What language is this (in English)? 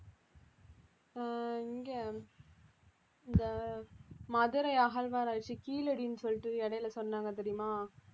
Tamil